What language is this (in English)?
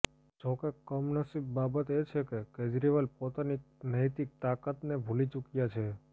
Gujarati